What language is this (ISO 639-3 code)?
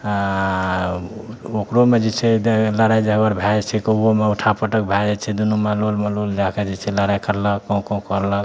mai